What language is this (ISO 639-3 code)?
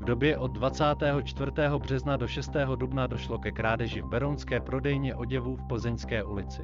ces